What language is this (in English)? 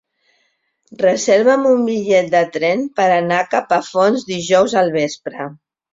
Catalan